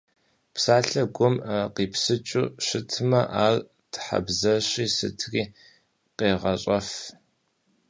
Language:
Kabardian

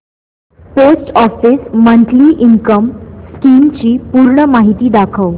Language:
Marathi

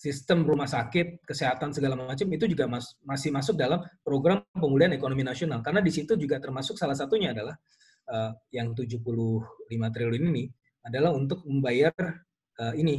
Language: Indonesian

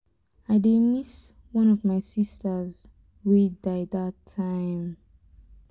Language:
Nigerian Pidgin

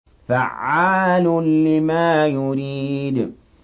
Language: Arabic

